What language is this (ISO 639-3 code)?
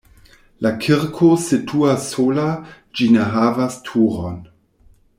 epo